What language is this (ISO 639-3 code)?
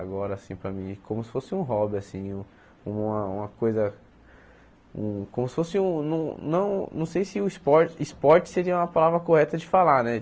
por